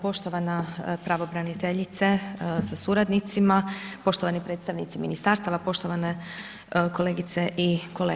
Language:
Croatian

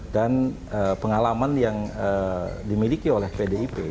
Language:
Indonesian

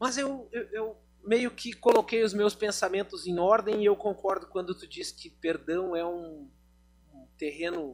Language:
Portuguese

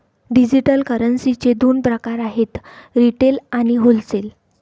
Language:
Marathi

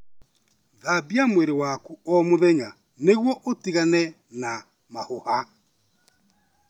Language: Kikuyu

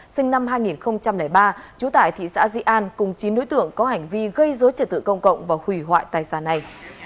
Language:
Vietnamese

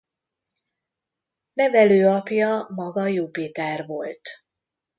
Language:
Hungarian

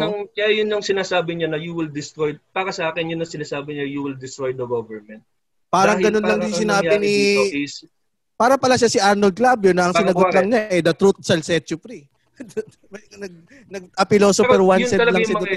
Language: Filipino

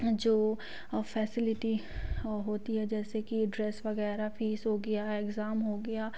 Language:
Hindi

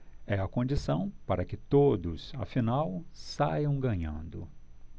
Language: Portuguese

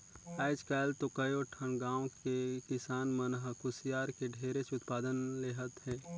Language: Chhattisgarhi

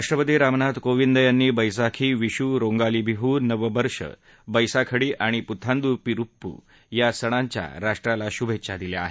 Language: Marathi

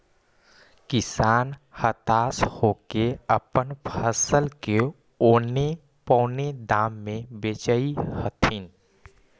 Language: Magahi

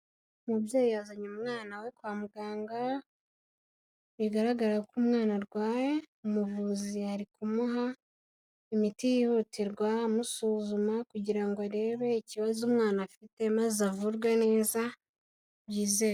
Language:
Kinyarwanda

